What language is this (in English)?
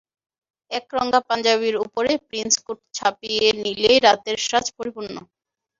Bangla